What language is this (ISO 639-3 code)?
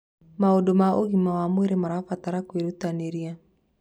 kik